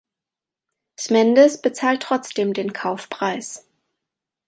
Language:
German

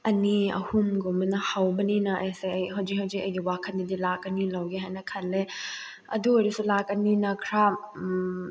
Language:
Manipuri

